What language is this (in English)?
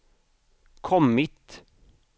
Swedish